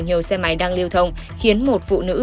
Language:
Vietnamese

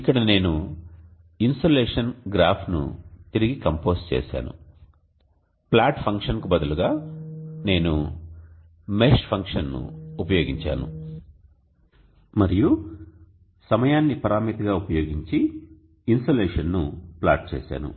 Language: Telugu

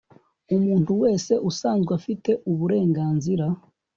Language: Kinyarwanda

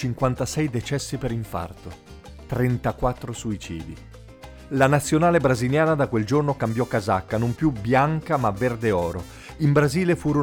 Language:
Italian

